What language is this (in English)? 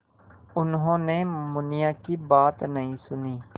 Hindi